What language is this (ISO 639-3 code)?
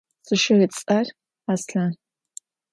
ady